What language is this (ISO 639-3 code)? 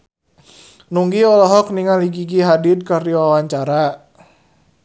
sun